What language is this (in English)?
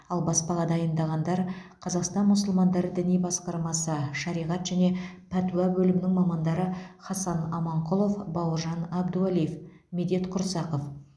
Kazakh